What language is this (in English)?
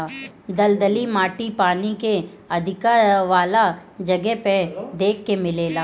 Bhojpuri